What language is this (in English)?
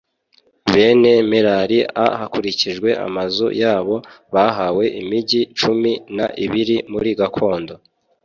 Kinyarwanda